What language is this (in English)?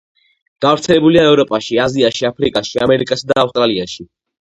Georgian